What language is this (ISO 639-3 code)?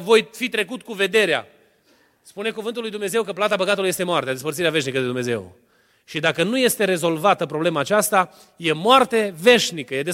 ron